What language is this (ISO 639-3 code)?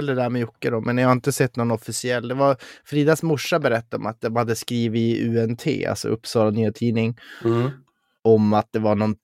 swe